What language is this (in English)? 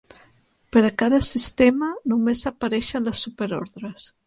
Catalan